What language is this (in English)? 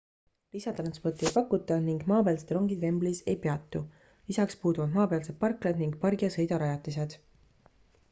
Estonian